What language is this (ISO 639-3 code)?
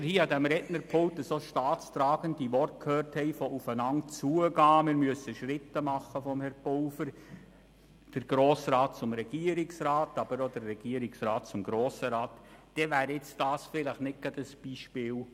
gsw